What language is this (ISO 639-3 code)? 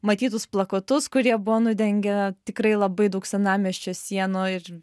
lit